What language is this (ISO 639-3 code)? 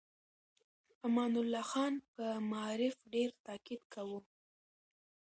pus